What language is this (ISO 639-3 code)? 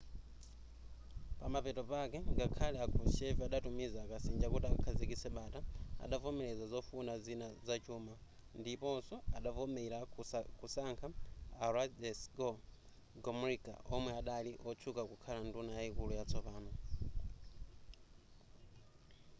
nya